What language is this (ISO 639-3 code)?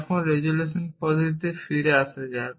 ben